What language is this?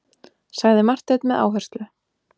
Icelandic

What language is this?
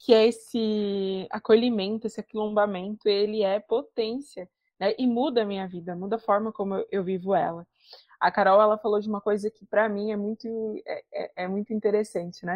Portuguese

